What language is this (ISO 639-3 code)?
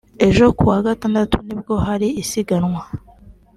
kin